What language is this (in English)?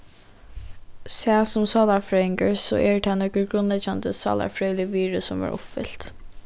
Faroese